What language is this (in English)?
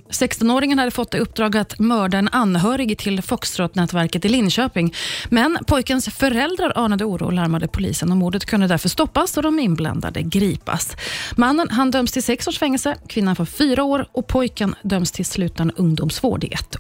Swedish